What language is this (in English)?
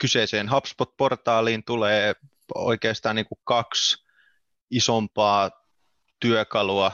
Finnish